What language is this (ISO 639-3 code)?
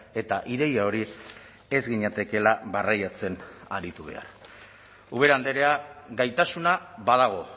eus